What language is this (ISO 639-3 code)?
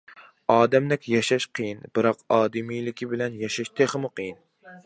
uig